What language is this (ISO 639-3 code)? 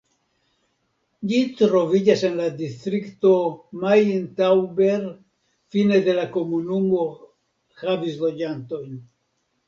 epo